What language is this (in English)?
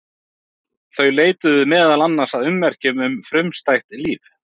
Icelandic